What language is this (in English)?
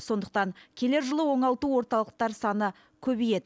Kazakh